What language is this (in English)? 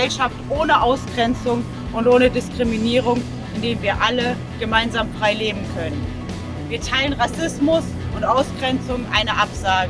German